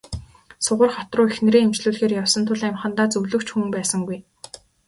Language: Mongolian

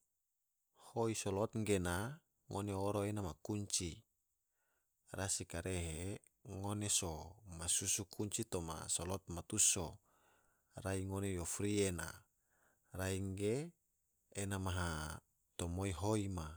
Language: Tidore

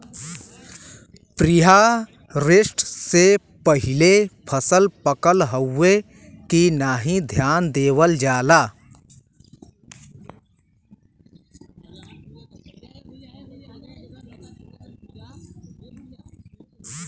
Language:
Bhojpuri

